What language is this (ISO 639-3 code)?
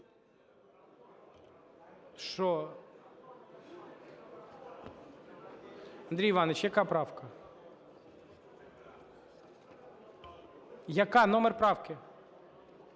ukr